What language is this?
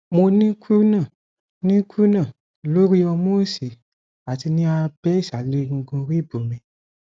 Yoruba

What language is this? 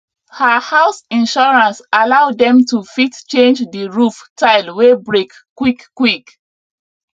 Nigerian Pidgin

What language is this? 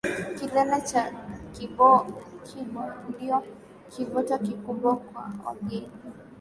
Swahili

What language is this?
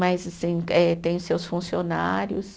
Portuguese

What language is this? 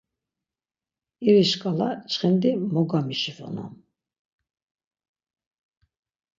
Laz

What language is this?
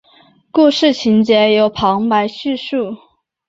Chinese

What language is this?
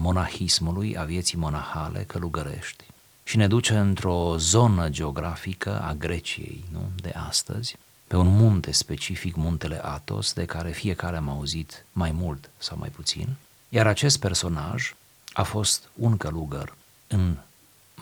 Romanian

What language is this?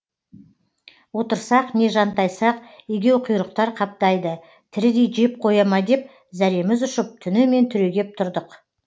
Kazakh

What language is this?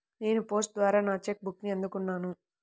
Telugu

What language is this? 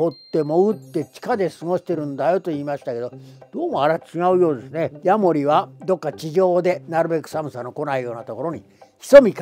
Japanese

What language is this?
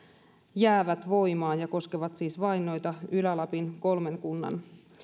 Finnish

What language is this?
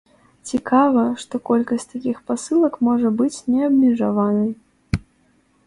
Belarusian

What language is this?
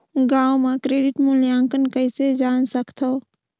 Chhattisgarhi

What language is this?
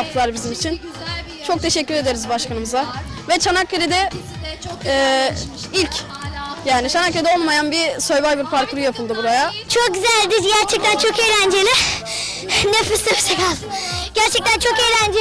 Turkish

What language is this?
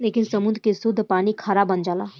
Bhojpuri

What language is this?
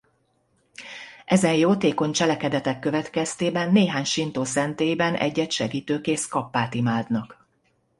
Hungarian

